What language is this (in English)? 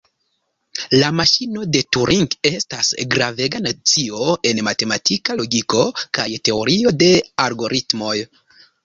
Esperanto